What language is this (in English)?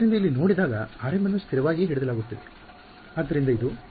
Kannada